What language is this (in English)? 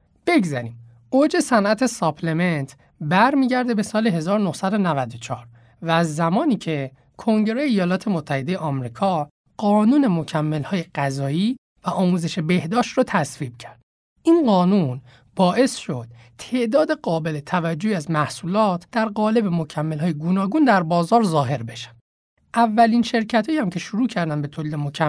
Persian